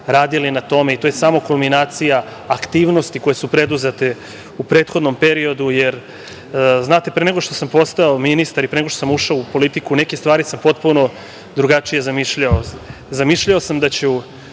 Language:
Serbian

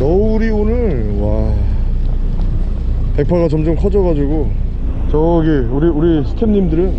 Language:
Korean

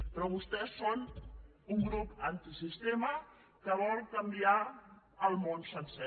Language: Catalan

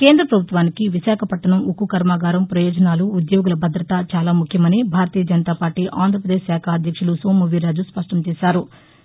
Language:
Telugu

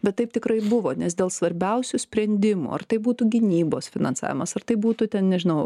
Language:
Lithuanian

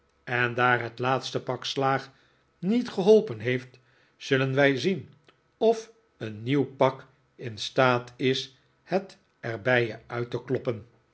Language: Dutch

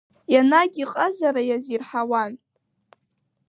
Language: Abkhazian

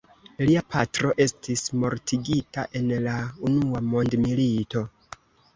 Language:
Esperanto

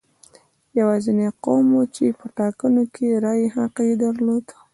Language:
Pashto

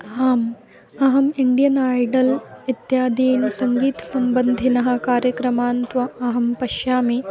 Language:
Sanskrit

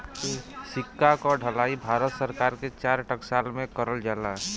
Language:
Bhojpuri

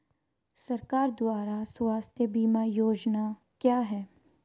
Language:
Hindi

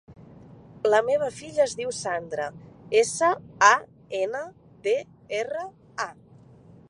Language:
Catalan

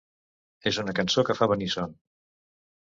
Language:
Catalan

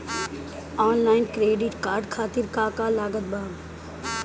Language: Bhojpuri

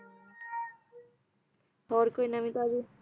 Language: Punjabi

